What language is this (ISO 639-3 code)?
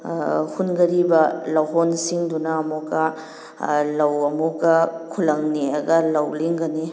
mni